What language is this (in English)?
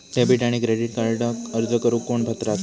Marathi